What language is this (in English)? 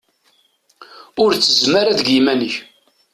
Kabyle